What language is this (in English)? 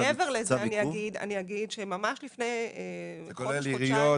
Hebrew